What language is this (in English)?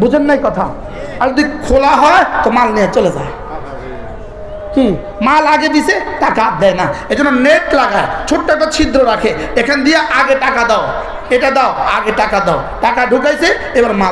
Arabic